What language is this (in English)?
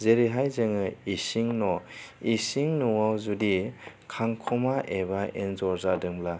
Bodo